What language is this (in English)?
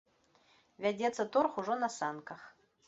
Belarusian